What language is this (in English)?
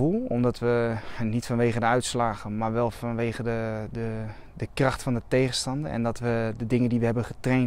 Dutch